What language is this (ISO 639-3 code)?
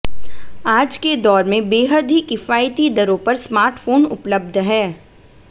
hin